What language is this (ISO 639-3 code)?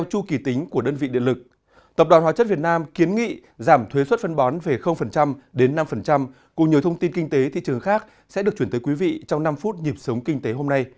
vie